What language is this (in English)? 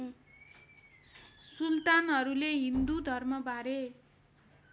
Nepali